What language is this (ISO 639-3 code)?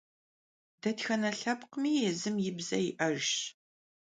kbd